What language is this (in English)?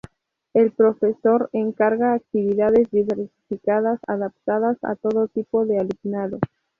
Spanish